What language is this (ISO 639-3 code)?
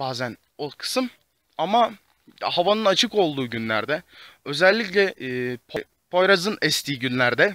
tur